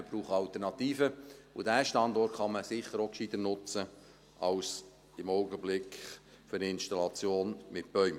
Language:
Swiss German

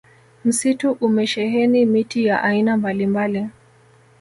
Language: Swahili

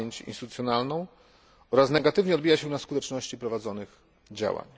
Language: Polish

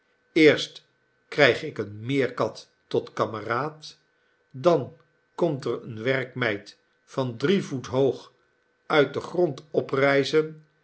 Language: Dutch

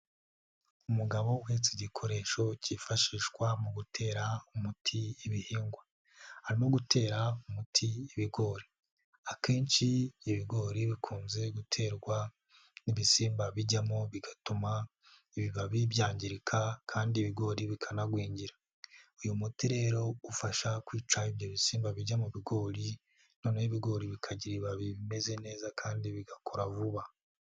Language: Kinyarwanda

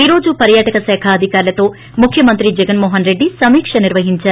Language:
Telugu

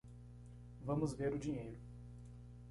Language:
Portuguese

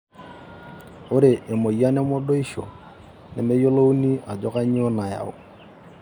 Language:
Masai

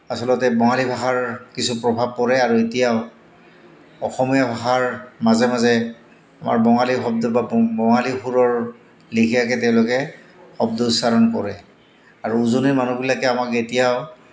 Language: Assamese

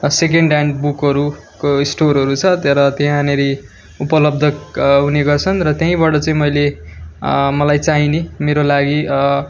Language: Nepali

